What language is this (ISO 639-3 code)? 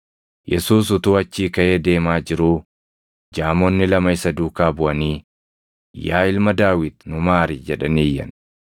orm